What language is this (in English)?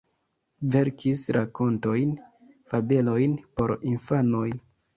Esperanto